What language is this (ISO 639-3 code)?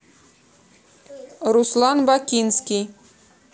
rus